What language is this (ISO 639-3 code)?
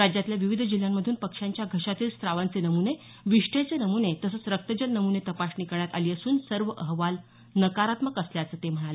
mar